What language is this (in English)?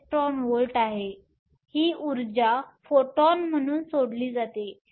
Marathi